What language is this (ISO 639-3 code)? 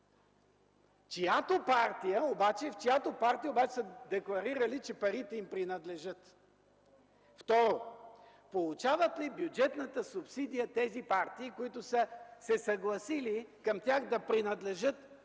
bul